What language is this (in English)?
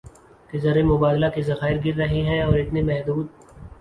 Urdu